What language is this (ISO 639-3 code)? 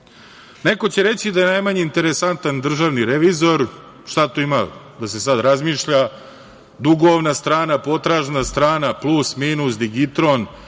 srp